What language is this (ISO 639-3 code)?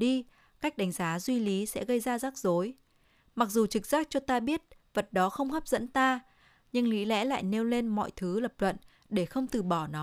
vie